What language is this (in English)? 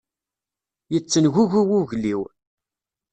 Kabyle